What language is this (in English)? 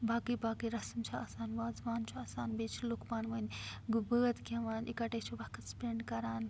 Kashmiri